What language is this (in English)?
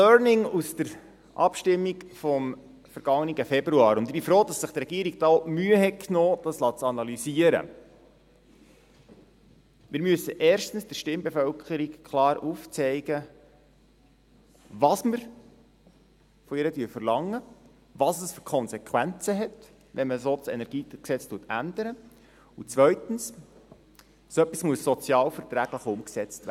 Swiss German